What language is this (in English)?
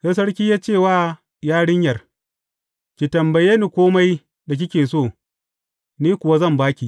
Hausa